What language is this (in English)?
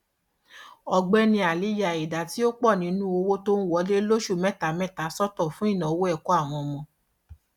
Yoruba